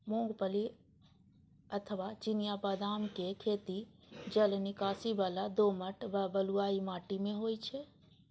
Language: Maithili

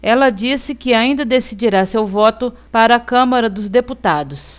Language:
Portuguese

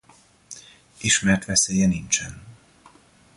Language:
Hungarian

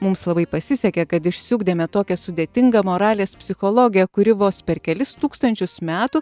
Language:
Lithuanian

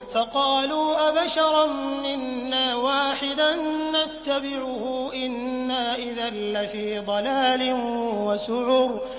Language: Arabic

